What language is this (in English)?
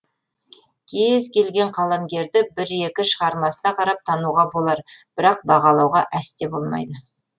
Kazakh